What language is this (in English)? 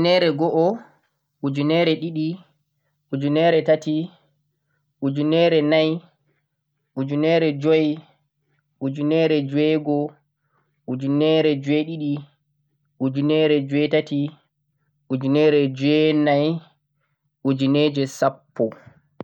Central-Eastern Niger Fulfulde